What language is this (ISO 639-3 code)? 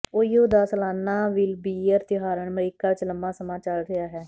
pan